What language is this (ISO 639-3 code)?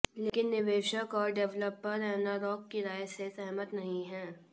hin